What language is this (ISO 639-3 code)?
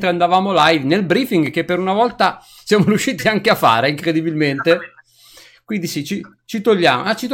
ita